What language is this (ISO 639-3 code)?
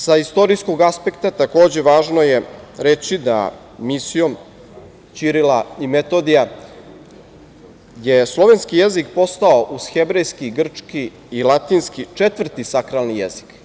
srp